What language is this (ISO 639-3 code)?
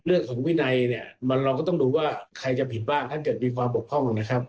tha